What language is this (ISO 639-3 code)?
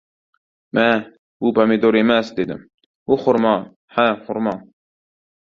uzb